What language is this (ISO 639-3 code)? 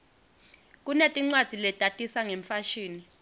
ssw